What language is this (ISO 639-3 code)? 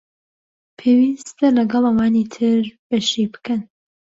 ckb